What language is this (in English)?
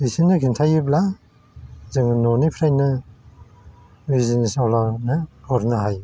Bodo